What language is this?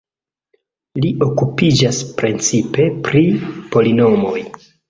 Esperanto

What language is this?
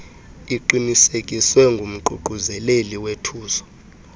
Xhosa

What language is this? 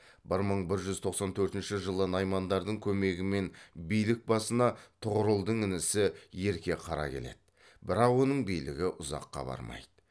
Kazakh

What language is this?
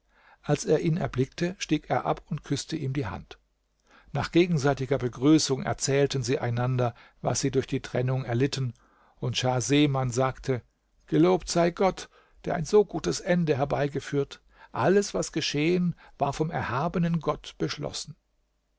German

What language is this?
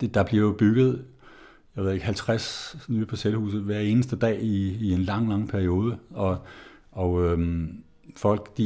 Danish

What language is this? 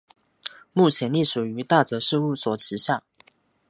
Chinese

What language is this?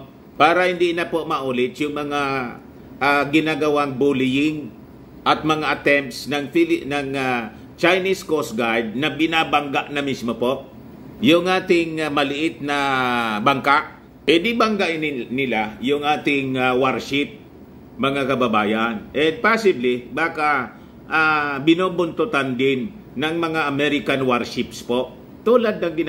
Filipino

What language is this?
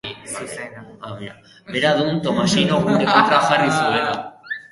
Basque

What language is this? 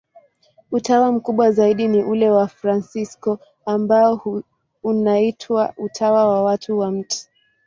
Swahili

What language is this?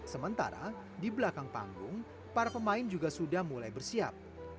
Indonesian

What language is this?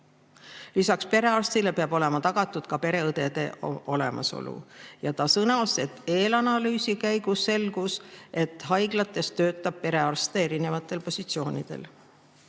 Estonian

